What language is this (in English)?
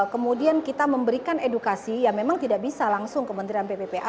Indonesian